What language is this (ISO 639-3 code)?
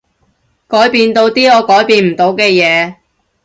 yue